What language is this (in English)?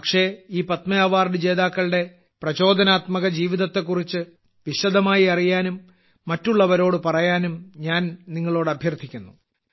Malayalam